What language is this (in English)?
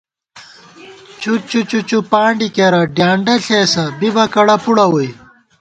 Gawar-Bati